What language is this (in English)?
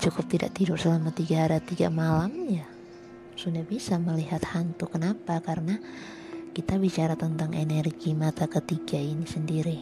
Indonesian